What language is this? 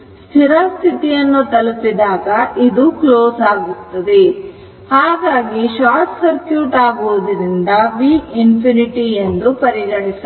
Kannada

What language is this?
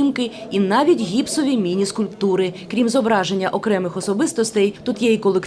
Ukrainian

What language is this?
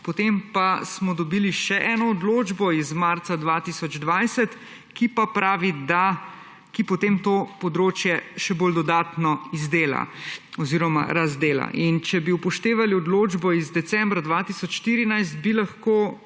Slovenian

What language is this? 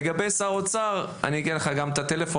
Hebrew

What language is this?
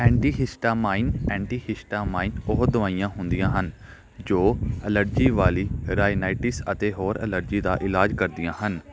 Punjabi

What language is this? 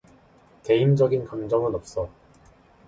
Korean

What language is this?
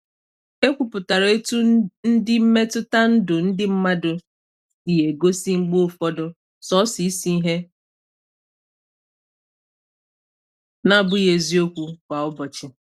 Igbo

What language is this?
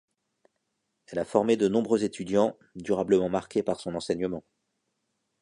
French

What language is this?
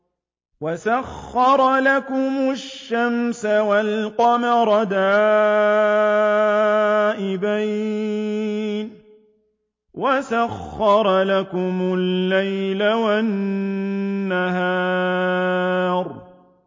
Arabic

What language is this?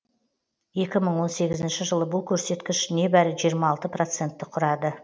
Kazakh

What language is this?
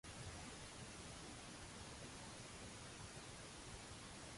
Maltese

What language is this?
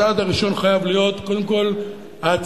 Hebrew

